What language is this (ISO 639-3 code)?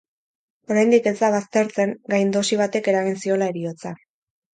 eus